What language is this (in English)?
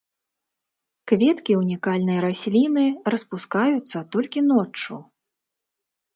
Belarusian